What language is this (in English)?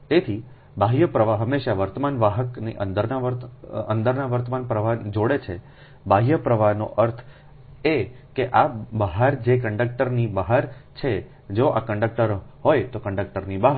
Gujarati